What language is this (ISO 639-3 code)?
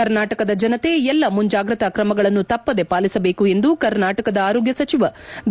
kan